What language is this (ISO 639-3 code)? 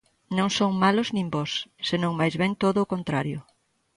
glg